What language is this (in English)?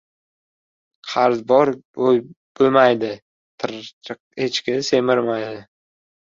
Uzbek